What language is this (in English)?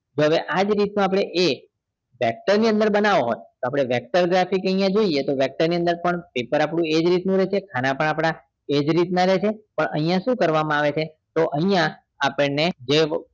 Gujarati